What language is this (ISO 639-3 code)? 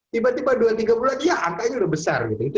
ind